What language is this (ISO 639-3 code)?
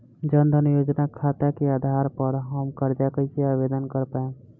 bho